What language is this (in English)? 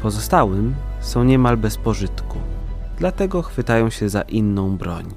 Polish